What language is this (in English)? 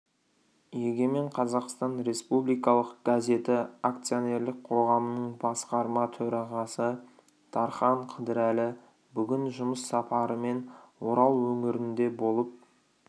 Kazakh